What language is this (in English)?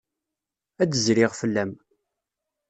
Kabyle